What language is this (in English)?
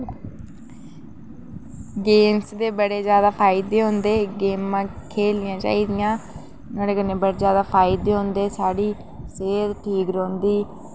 Dogri